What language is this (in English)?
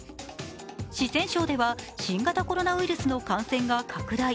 Japanese